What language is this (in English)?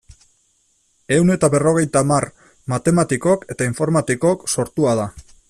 Basque